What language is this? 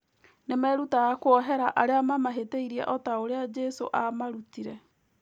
Kikuyu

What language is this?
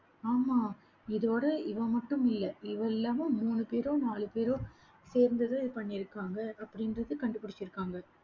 Tamil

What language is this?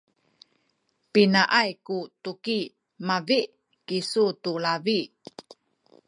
Sakizaya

